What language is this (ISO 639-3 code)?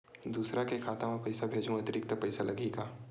hne